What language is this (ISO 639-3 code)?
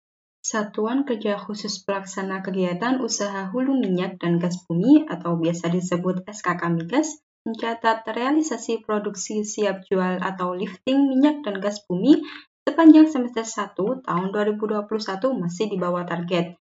ind